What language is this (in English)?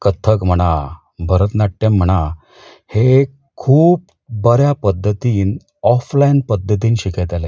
Konkani